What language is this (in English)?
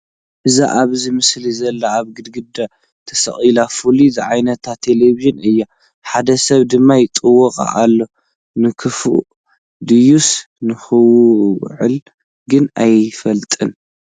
Tigrinya